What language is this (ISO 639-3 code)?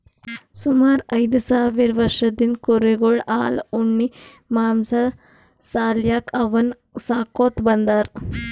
kan